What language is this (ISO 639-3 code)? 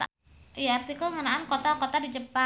sun